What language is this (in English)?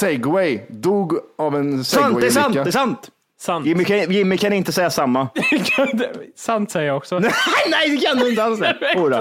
Swedish